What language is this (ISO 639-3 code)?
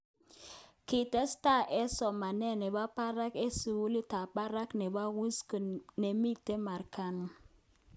kln